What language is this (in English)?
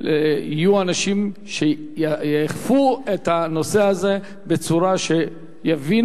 Hebrew